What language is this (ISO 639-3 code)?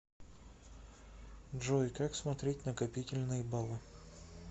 rus